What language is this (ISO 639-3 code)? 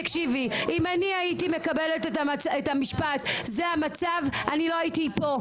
heb